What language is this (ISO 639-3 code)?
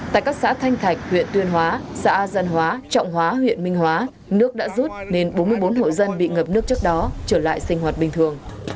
vie